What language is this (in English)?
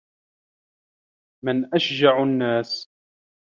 Arabic